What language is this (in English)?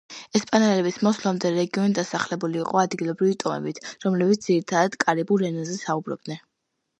Georgian